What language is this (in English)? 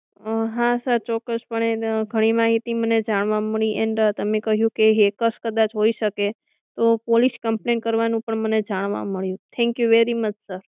Gujarati